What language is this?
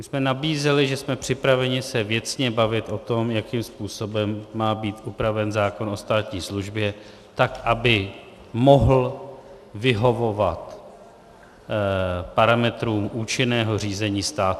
Czech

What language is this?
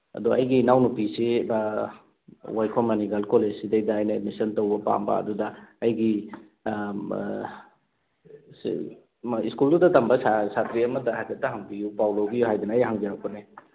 Manipuri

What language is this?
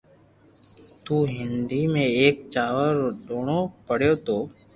Loarki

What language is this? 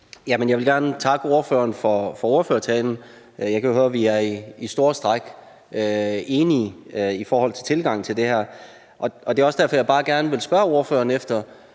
Danish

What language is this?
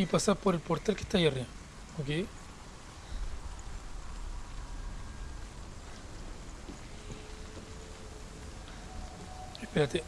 Spanish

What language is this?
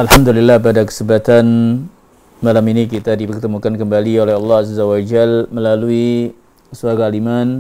Indonesian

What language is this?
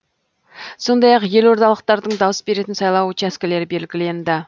Kazakh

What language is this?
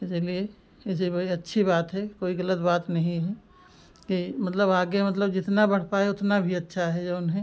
Hindi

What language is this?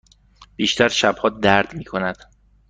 Persian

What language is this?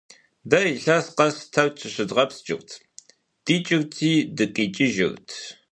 Kabardian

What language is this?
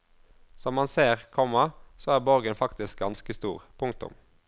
Norwegian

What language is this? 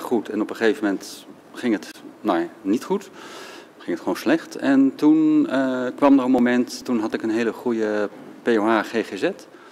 Dutch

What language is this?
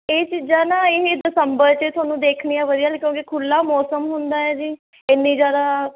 Punjabi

